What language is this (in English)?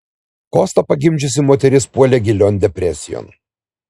Lithuanian